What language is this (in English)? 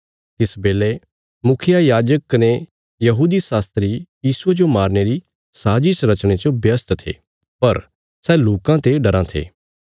Bilaspuri